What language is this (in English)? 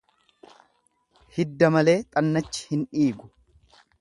Oromo